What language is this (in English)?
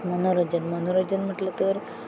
Marathi